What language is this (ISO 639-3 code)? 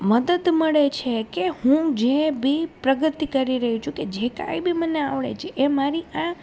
guj